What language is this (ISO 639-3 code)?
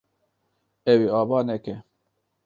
kur